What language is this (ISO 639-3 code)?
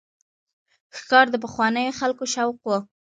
pus